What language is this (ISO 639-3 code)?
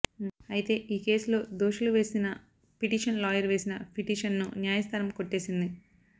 tel